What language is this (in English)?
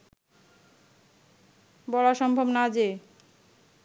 Bangla